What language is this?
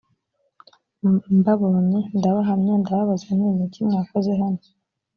Kinyarwanda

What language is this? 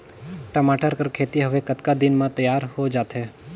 Chhattisgarhi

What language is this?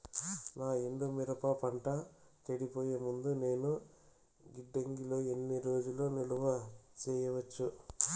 Telugu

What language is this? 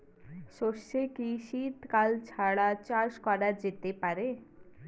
Bangla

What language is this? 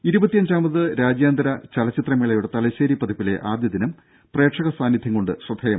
Malayalam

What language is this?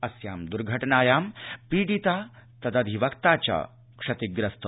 Sanskrit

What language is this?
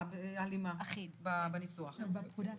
Hebrew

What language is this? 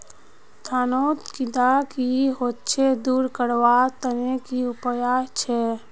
Magahi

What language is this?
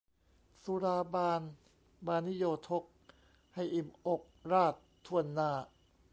Thai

